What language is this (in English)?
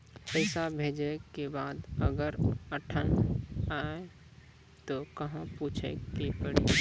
Maithili